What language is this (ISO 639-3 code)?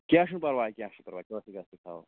kas